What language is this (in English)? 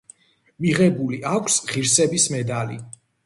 Georgian